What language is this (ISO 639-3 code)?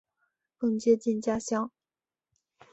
zho